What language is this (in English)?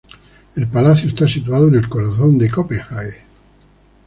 Spanish